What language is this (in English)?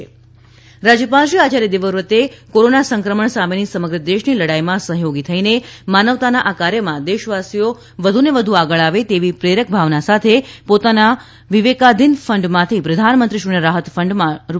Gujarati